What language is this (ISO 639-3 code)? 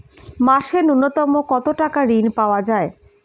ben